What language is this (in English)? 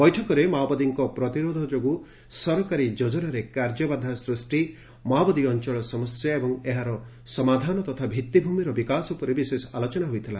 Odia